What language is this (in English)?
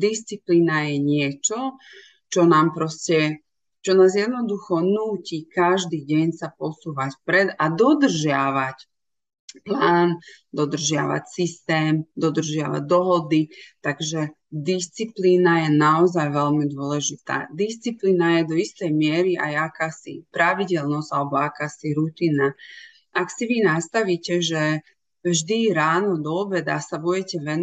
Slovak